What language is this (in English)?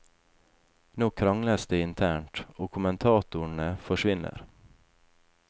Norwegian